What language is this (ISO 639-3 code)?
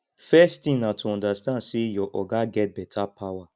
pcm